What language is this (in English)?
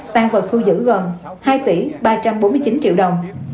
Vietnamese